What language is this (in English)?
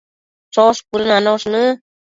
Matsés